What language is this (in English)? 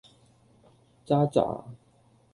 Cantonese